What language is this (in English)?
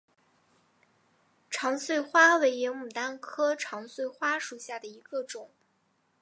Chinese